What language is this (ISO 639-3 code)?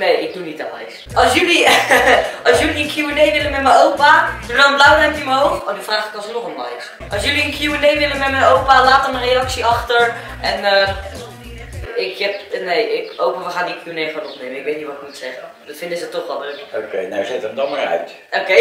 nld